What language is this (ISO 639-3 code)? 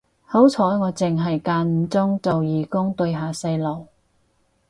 yue